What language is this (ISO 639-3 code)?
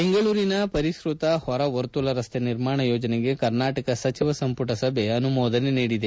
kan